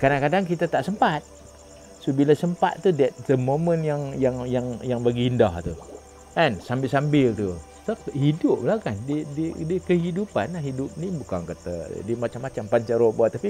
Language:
Malay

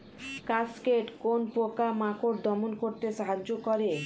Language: Bangla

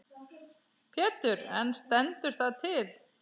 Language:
Icelandic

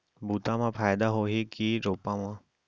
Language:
Chhattisgarhi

